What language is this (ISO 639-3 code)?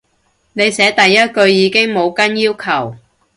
yue